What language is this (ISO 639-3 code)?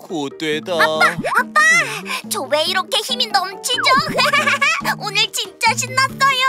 kor